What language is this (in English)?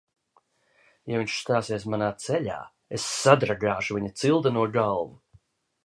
Latvian